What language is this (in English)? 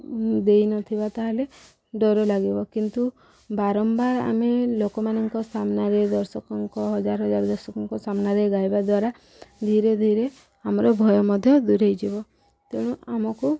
Odia